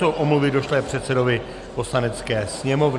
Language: Czech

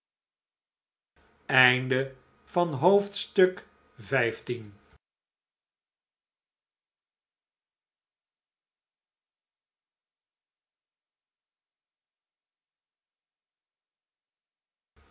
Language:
Dutch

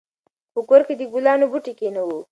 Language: Pashto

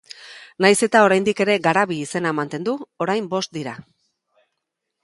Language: Basque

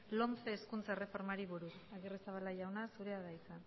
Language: Basque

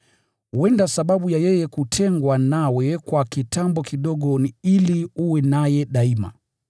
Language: Swahili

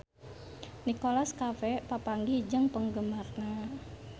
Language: Sundanese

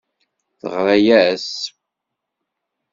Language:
Kabyle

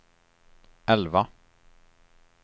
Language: Swedish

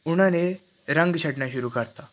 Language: Punjabi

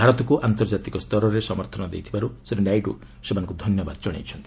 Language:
Odia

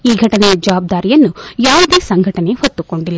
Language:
Kannada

